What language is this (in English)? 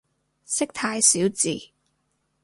Cantonese